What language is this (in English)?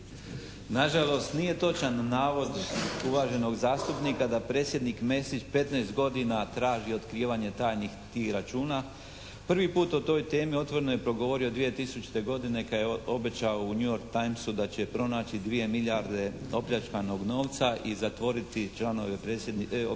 Croatian